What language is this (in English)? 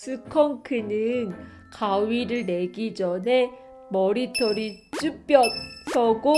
Korean